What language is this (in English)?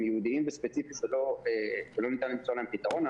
Hebrew